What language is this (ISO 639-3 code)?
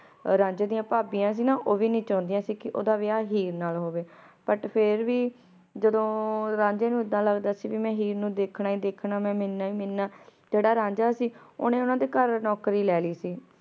pan